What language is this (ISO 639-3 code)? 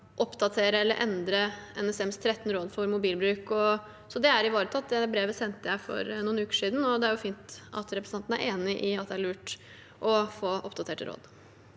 nor